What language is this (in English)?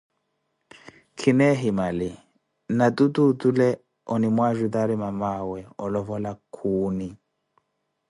Koti